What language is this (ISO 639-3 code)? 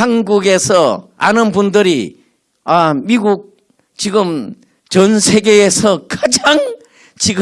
kor